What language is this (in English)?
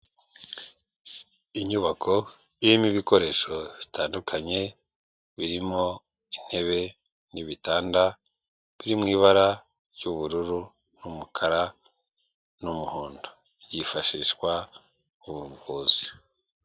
Kinyarwanda